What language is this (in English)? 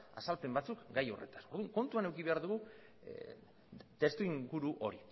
Basque